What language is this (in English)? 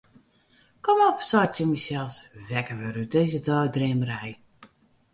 Western Frisian